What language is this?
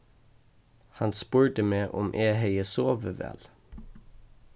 Faroese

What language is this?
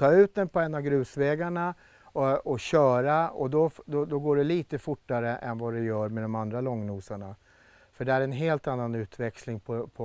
Swedish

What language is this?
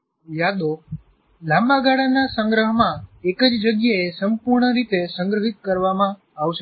Gujarati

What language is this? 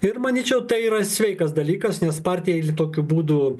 Lithuanian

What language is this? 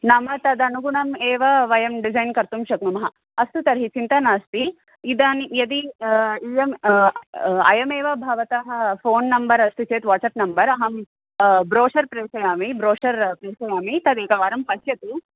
Sanskrit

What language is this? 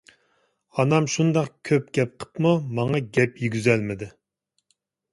Uyghur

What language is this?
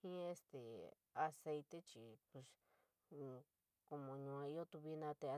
San Miguel El Grande Mixtec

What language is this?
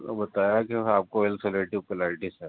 Urdu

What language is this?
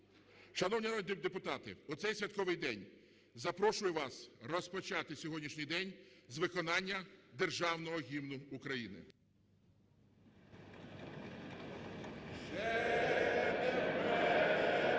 Ukrainian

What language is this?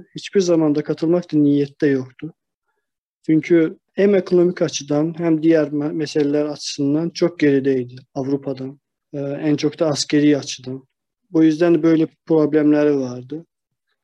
Turkish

